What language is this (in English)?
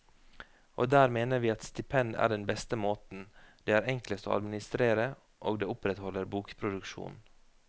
Norwegian